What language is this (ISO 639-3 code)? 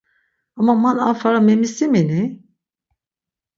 lzz